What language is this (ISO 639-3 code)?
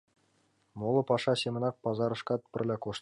chm